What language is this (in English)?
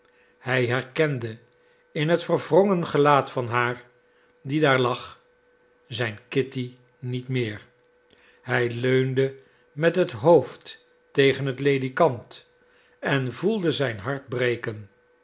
Dutch